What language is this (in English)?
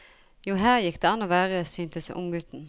Norwegian